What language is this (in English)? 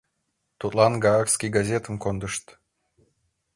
Mari